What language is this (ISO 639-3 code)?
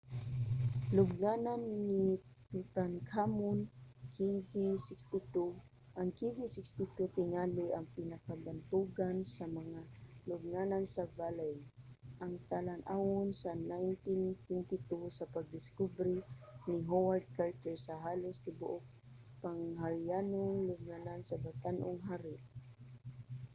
ceb